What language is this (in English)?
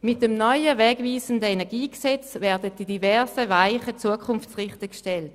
Swiss German